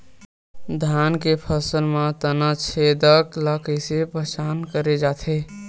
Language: Chhattisgarhi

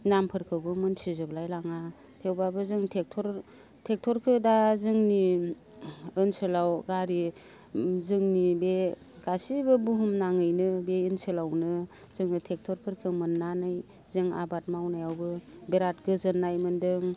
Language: Bodo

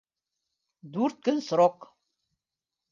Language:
Bashkir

